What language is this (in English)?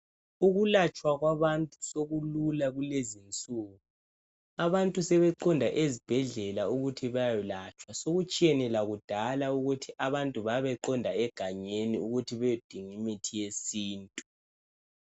North Ndebele